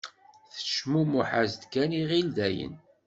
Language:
Kabyle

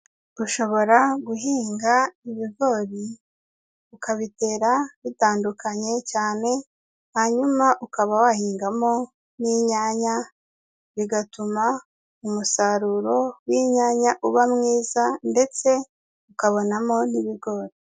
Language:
Kinyarwanda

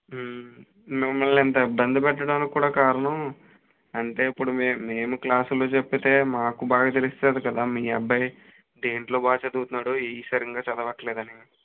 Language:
Telugu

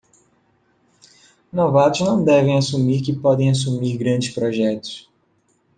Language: Portuguese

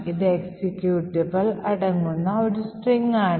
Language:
Malayalam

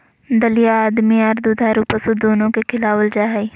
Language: Magahi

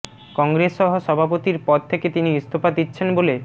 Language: Bangla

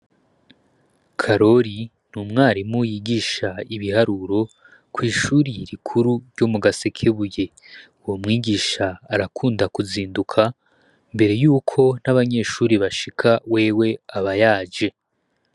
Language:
Rundi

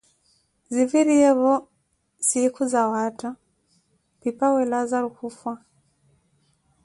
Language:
Koti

